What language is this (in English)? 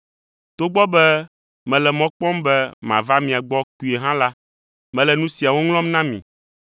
Ewe